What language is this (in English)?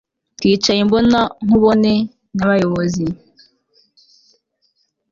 Kinyarwanda